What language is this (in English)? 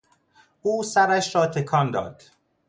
Persian